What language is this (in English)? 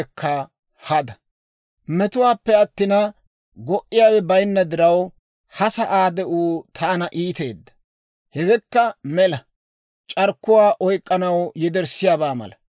Dawro